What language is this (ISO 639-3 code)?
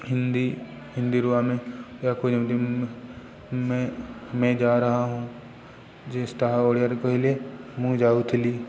ori